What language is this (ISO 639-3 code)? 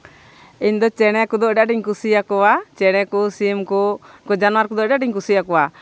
sat